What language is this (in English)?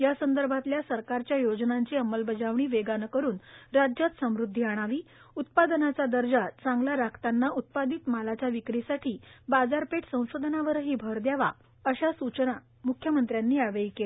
Marathi